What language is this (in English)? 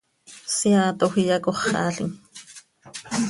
Seri